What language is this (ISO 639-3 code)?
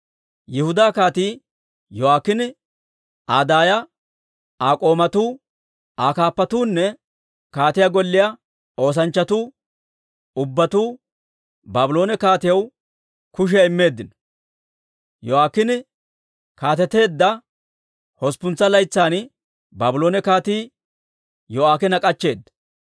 dwr